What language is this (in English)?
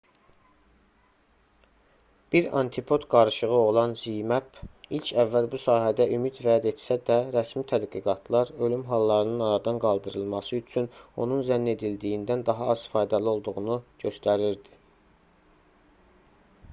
Azerbaijani